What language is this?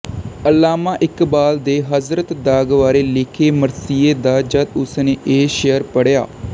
Punjabi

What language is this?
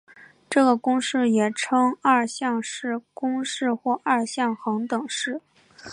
Chinese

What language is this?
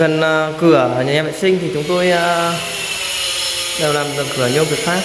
Vietnamese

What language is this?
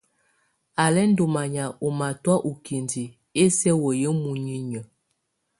Tunen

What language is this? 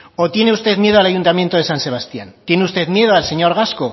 Spanish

